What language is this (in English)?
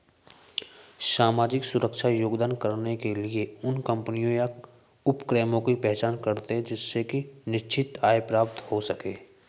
Hindi